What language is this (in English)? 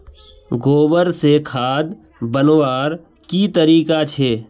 Magahi